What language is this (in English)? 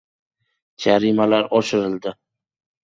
Uzbek